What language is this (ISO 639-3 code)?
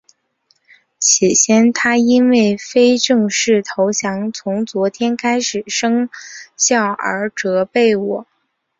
zho